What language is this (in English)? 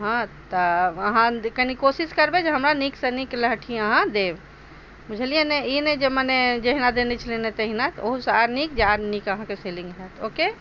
Maithili